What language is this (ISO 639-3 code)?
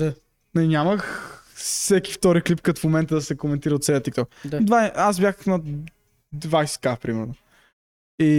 bul